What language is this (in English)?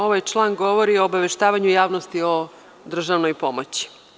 Serbian